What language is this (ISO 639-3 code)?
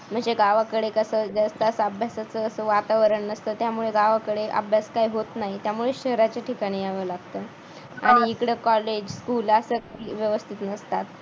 mar